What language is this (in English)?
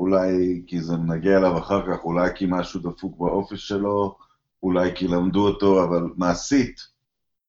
Hebrew